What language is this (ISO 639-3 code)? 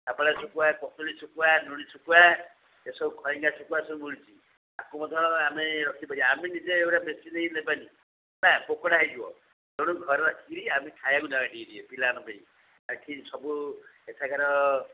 ori